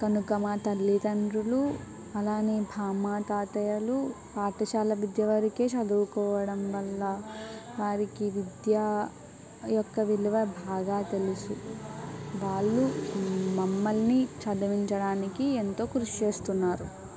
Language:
Telugu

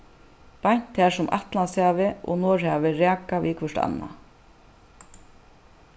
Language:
Faroese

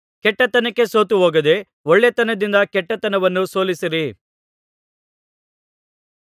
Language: Kannada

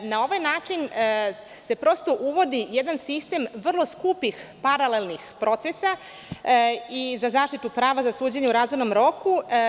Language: Serbian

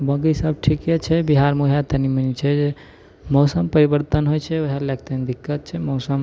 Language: Maithili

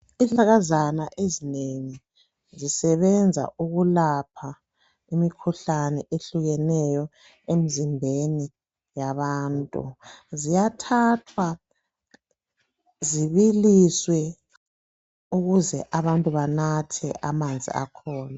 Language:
North Ndebele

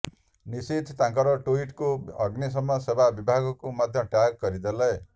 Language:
Odia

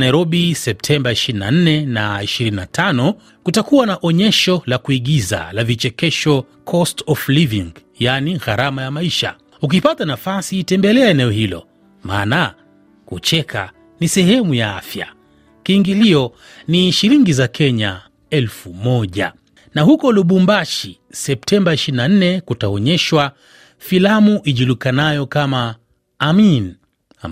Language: Swahili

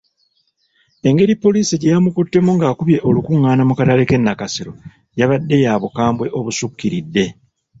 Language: Ganda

